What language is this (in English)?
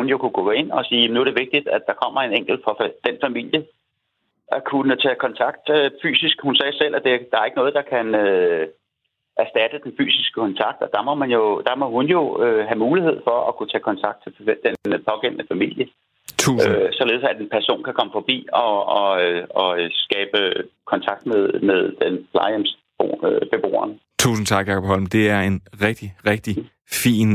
Danish